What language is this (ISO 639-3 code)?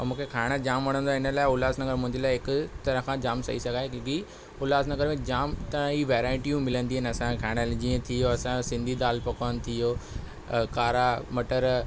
snd